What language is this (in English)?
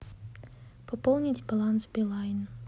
Russian